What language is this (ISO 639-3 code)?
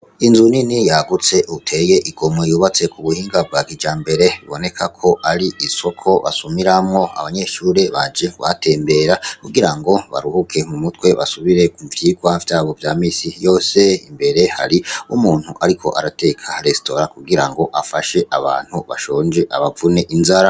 run